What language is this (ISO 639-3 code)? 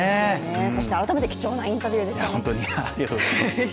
jpn